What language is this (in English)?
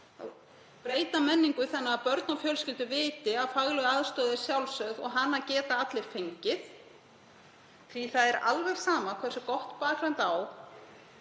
Icelandic